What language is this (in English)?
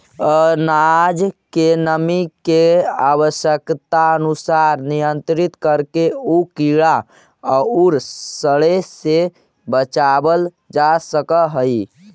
Magahi